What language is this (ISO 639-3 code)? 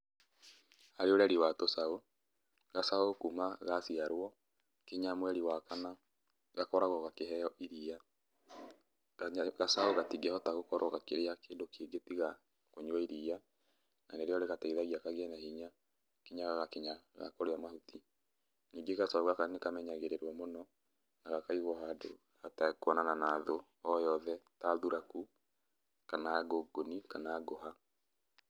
kik